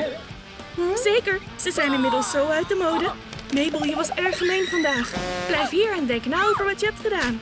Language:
Dutch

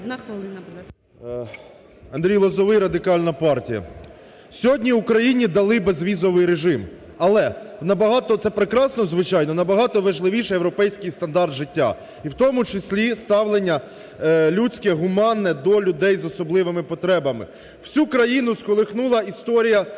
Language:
Ukrainian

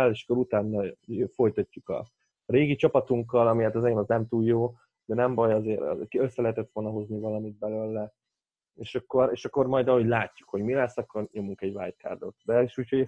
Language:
Hungarian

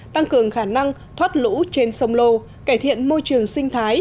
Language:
Vietnamese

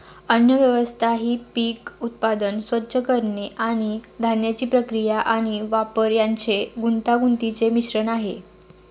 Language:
Marathi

